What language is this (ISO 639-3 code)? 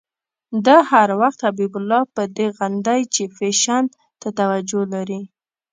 pus